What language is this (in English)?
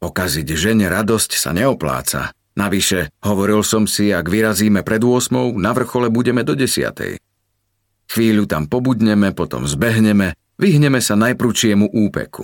Slovak